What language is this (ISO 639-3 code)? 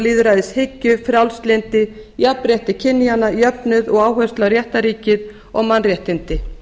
isl